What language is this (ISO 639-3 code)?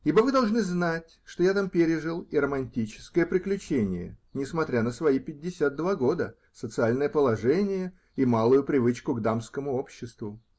rus